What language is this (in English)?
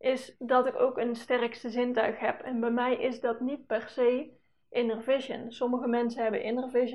Dutch